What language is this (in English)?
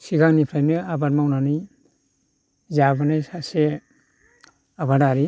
Bodo